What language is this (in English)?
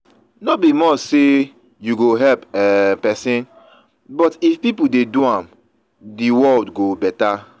Nigerian Pidgin